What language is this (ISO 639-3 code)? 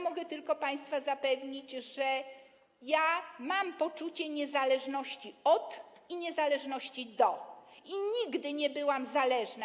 pol